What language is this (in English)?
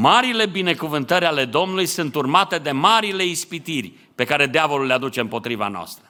Romanian